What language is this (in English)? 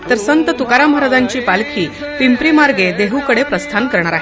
Marathi